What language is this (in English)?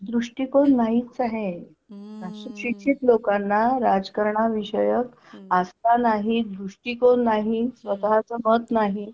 Marathi